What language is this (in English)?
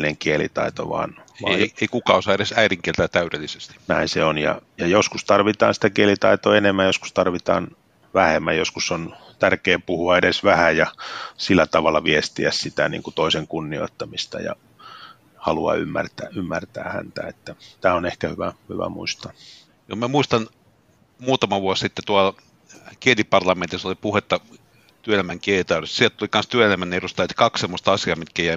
Finnish